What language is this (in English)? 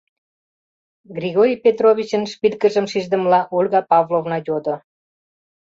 Mari